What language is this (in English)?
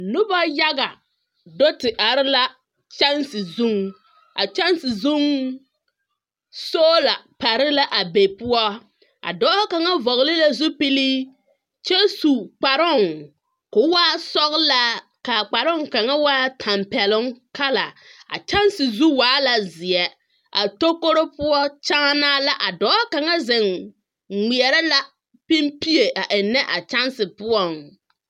Southern Dagaare